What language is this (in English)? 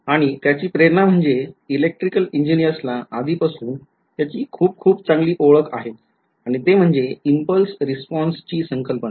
Marathi